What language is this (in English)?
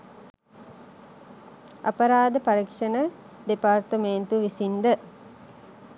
Sinhala